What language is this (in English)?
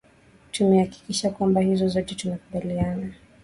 Swahili